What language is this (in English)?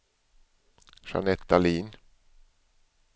Swedish